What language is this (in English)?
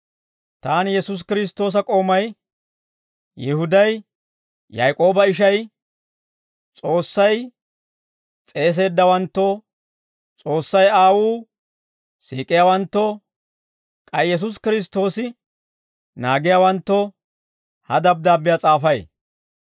Dawro